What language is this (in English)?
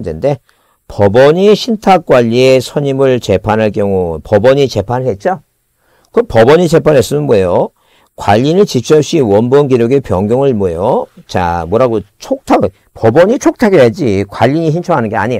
Korean